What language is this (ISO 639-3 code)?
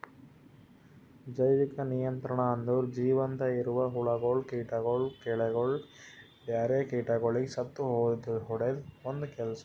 kan